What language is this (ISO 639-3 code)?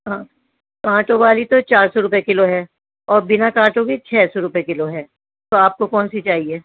urd